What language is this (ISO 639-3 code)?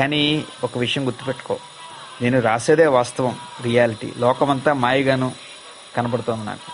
tel